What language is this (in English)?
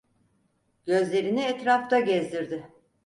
Turkish